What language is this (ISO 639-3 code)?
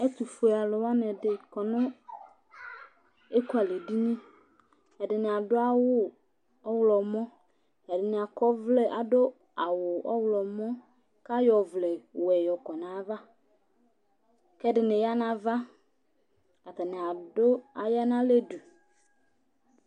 kpo